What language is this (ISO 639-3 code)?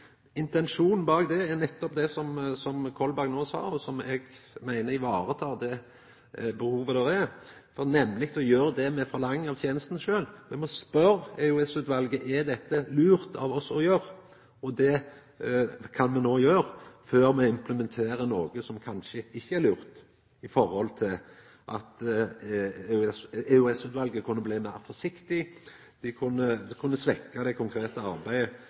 nno